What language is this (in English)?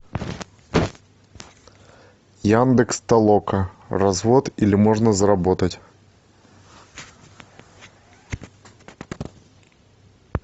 Russian